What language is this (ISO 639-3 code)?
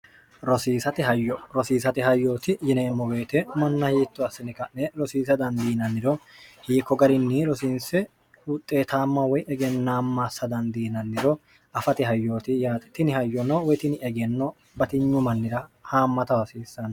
sid